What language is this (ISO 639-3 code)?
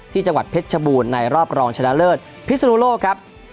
tha